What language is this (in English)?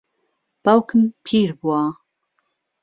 Central Kurdish